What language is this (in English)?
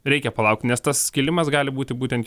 Lithuanian